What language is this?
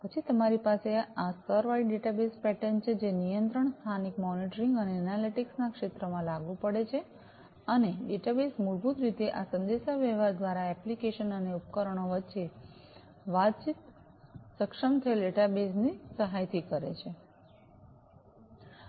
Gujarati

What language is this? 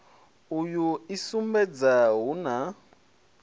Venda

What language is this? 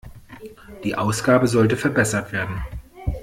German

